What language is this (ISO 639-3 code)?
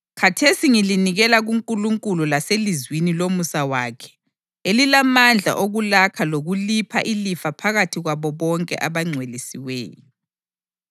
nde